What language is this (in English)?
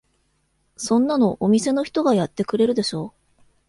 Japanese